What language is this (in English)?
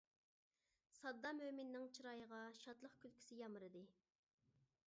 Uyghur